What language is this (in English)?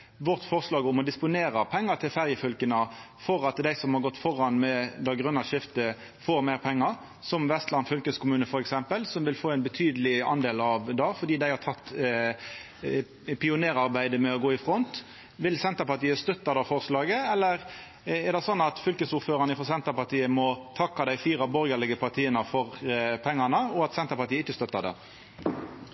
Norwegian